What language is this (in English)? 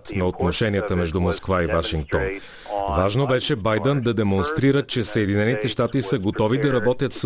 Bulgarian